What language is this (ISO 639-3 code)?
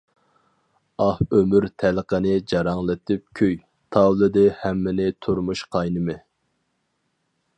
uig